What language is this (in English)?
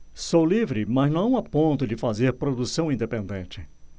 Portuguese